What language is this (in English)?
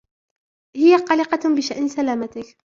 Arabic